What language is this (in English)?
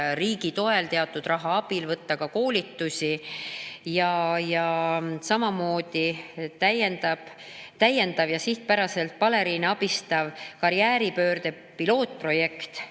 Estonian